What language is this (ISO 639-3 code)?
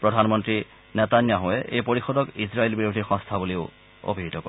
asm